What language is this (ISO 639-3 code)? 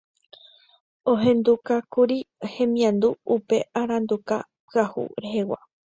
grn